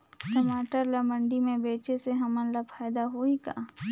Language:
Chhattisgarhi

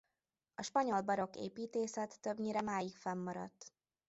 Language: Hungarian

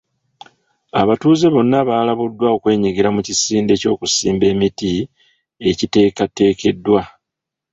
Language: Ganda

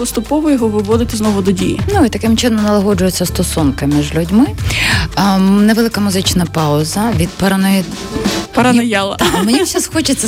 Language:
Ukrainian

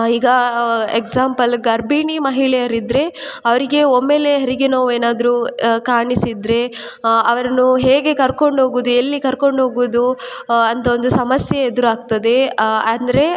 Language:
Kannada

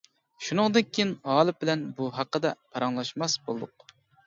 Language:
Uyghur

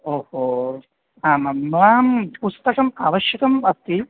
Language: Sanskrit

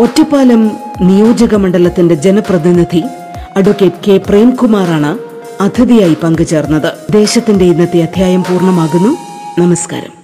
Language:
Malayalam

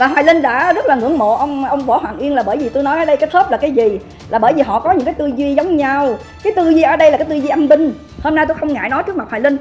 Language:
Vietnamese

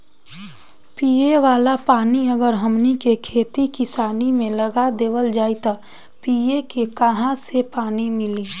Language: Bhojpuri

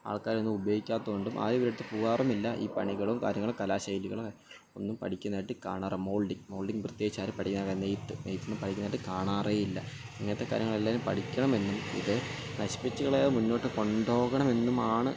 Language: Malayalam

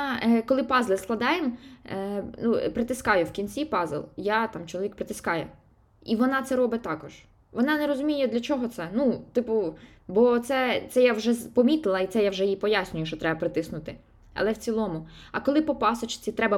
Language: Ukrainian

